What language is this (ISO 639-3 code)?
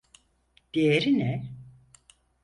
tur